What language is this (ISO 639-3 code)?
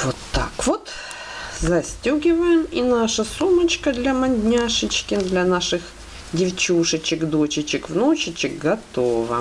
rus